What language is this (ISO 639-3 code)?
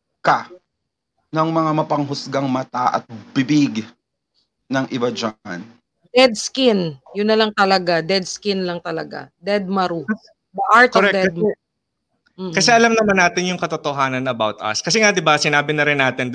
fil